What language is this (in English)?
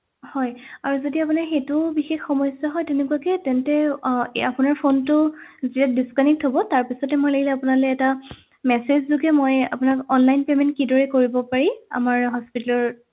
Assamese